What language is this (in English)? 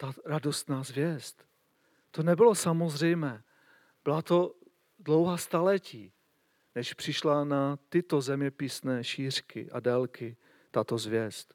Czech